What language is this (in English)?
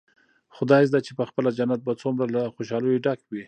Pashto